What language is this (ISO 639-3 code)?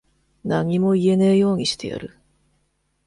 jpn